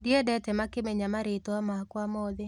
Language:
Kikuyu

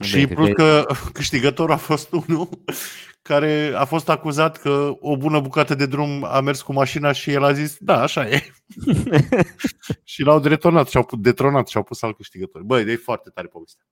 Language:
Romanian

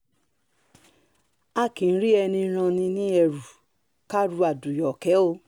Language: Yoruba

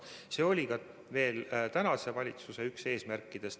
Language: Estonian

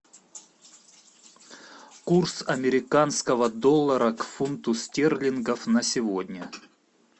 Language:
Russian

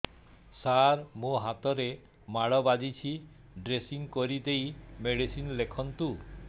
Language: Odia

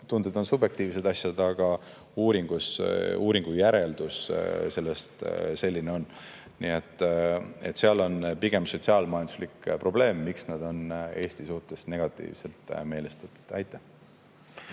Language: Estonian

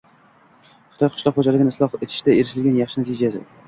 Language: Uzbek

